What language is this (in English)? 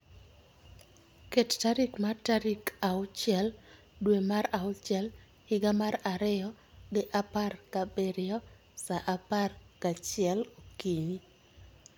Luo (Kenya and Tanzania)